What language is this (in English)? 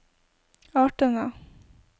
Norwegian